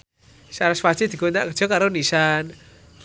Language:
Javanese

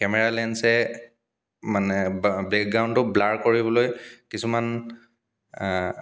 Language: Assamese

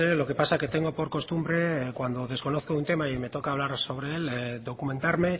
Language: Spanish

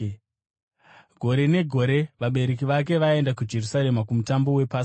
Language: Shona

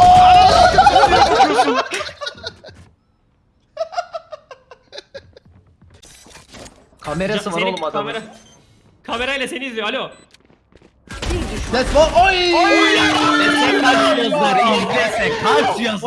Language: Turkish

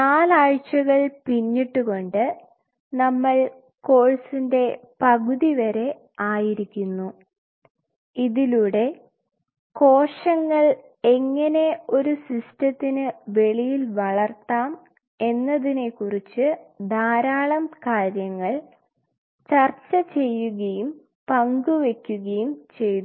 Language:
Malayalam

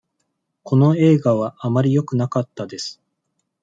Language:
Japanese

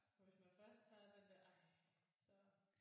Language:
Danish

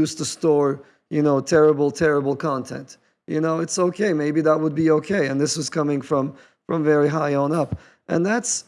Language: English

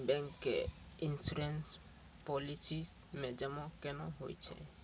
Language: Maithili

